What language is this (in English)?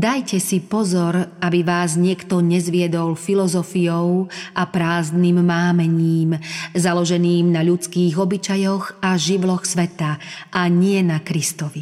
Slovak